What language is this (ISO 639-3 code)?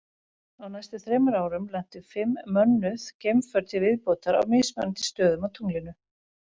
isl